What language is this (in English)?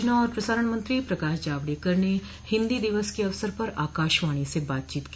Hindi